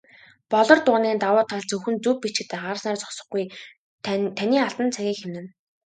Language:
Mongolian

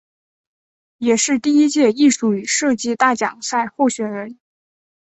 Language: Chinese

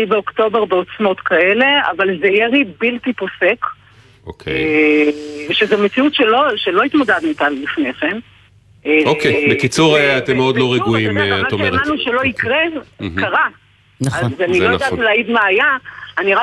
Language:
Hebrew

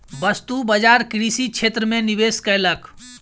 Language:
Maithili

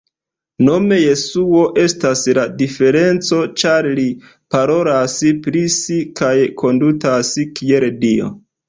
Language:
Esperanto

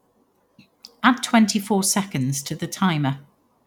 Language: English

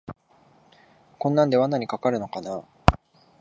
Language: Japanese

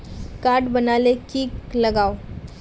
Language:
Magahi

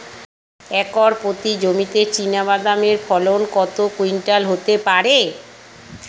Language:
Bangla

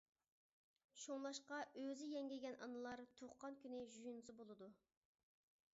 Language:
Uyghur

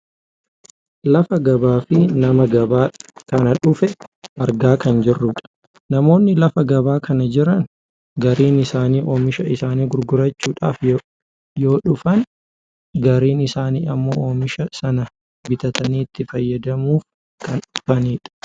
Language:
Oromo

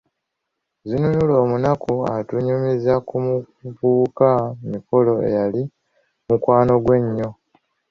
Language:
Ganda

